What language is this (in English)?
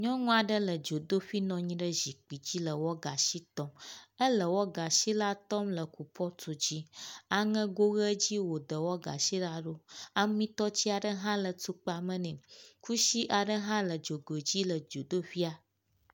Ewe